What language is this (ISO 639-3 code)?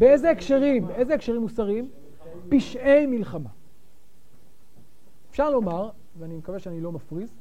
heb